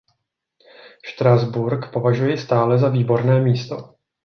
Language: Czech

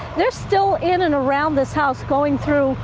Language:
English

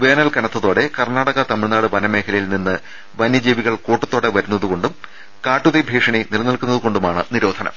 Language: Malayalam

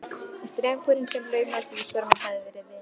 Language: Icelandic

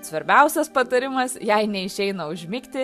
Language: Lithuanian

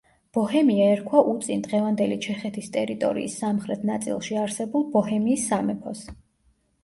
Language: Georgian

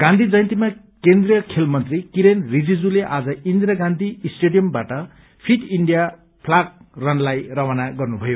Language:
Nepali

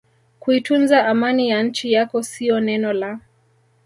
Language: Swahili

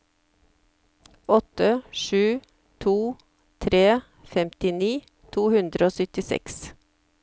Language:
Norwegian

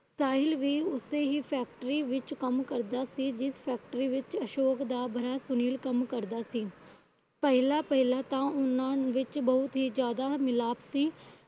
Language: Punjabi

